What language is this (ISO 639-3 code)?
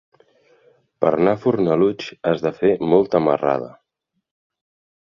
cat